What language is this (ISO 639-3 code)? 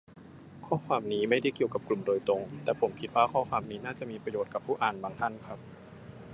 tha